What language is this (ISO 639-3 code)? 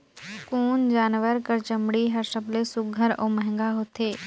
hne